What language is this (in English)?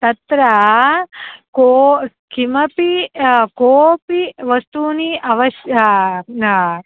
Sanskrit